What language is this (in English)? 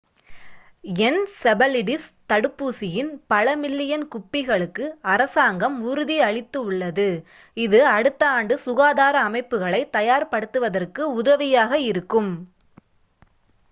Tamil